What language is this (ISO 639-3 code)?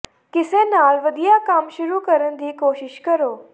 pan